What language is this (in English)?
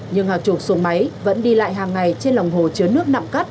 Vietnamese